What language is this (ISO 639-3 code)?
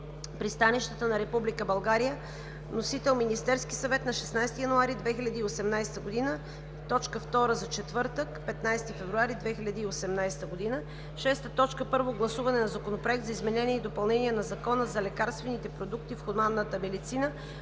bul